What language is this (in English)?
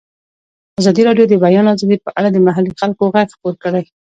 Pashto